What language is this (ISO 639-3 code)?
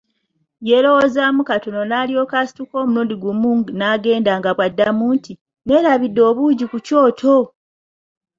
lug